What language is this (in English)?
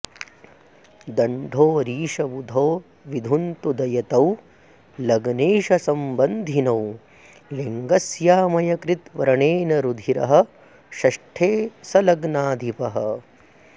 Sanskrit